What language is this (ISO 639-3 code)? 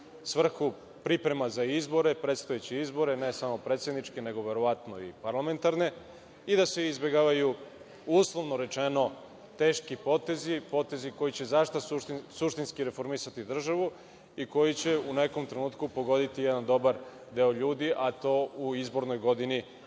srp